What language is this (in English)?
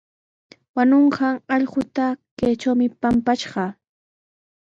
Sihuas Ancash Quechua